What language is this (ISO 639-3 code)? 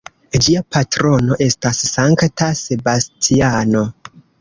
epo